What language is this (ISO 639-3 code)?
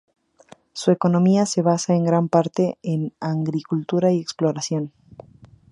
spa